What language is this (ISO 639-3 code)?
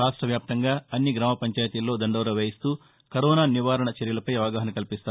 tel